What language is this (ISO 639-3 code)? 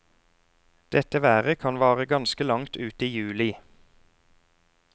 nor